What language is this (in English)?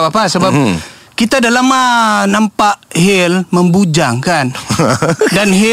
Malay